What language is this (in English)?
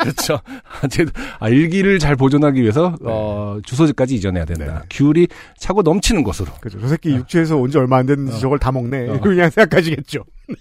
Korean